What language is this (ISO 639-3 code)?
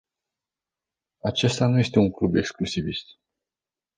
ron